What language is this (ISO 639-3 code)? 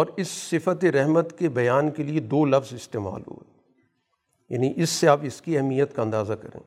urd